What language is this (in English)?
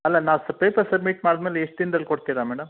Kannada